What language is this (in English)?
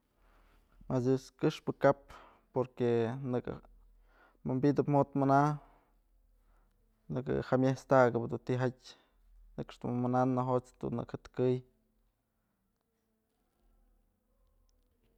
Mazatlán Mixe